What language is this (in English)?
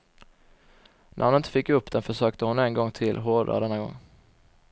Swedish